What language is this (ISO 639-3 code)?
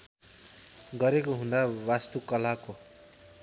nep